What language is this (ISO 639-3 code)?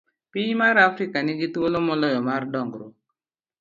luo